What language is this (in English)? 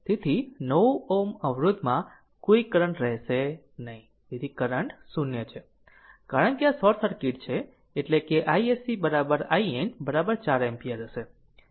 Gujarati